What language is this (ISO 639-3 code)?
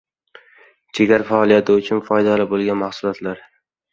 uzb